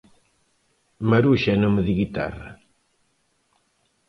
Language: Galician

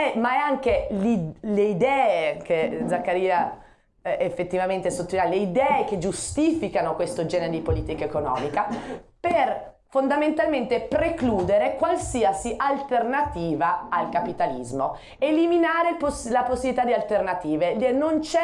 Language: Italian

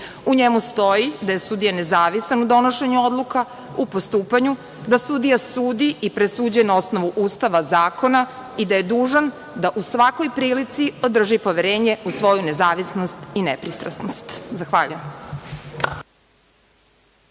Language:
Serbian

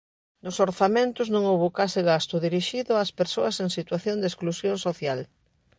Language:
Galician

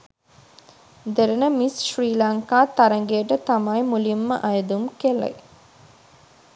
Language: Sinhala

